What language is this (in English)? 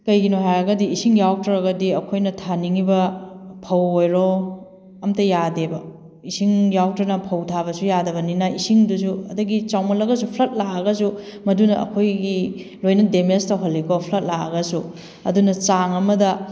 Manipuri